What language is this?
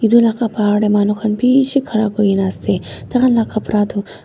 Naga Pidgin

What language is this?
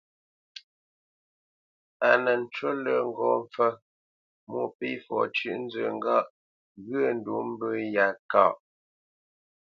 Bamenyam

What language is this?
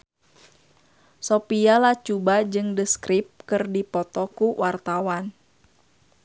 Sundanese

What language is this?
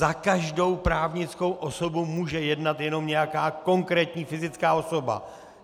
Czech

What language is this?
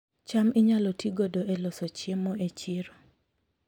Luo (Kenya and Tanzania)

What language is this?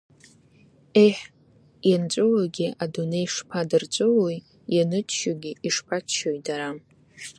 Abkhazian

